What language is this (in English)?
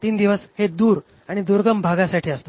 Marathi